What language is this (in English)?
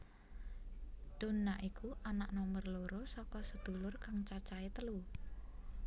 Javanese